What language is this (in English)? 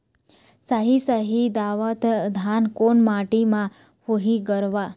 Chhattisgarhi